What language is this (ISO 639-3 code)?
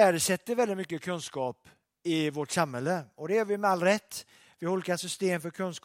swe